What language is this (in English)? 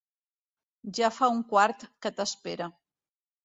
Catalan